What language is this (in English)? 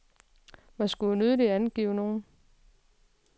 Danish